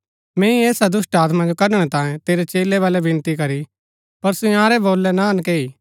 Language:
Gaddi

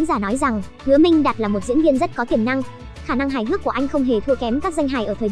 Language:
Vietnamese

